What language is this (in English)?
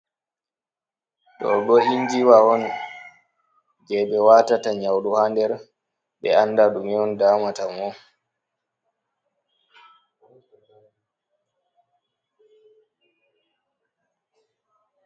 Fula